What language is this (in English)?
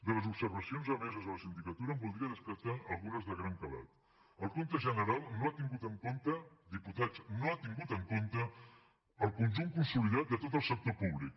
Catalan